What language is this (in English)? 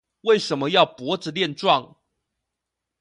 Chinese